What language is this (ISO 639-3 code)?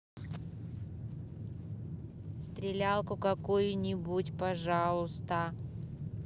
rus